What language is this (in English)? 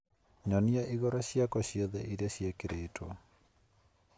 Kikuyu